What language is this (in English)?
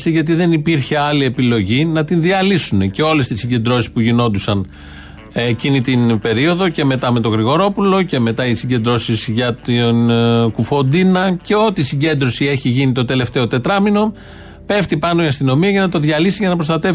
Greek